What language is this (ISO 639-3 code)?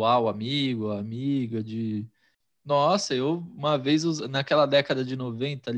por